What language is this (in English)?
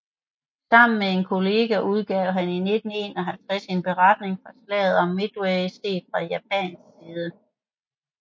Danish